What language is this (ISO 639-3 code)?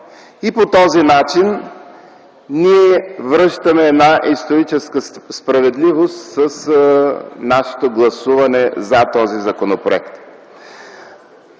bul